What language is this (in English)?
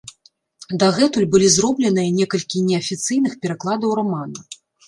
Belarusian